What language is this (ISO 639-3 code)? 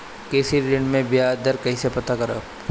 bho